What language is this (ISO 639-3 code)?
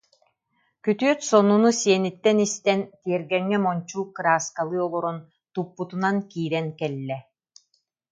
sah